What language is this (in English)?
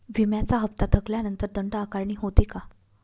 Marathi